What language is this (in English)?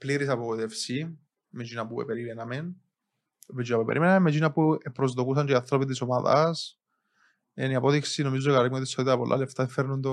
Greek